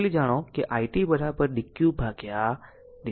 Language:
Gujarati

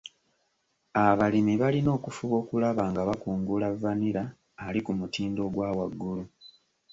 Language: Ganda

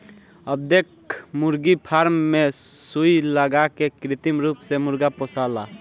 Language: Bhojpuri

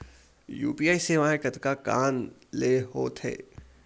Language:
Chhattisgarhi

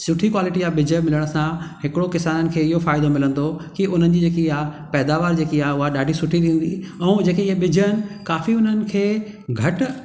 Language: Sindhi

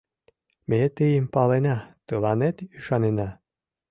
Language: Mari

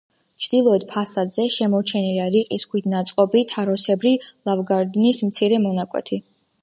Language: Georgian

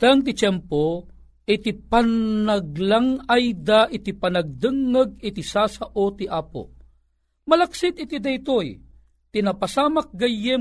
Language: Filipino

